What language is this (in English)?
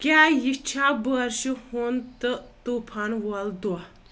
Kashmiri